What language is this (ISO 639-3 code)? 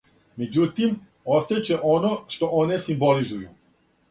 srp